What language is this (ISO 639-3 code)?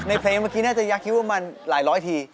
tha